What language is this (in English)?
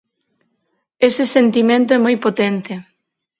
Galician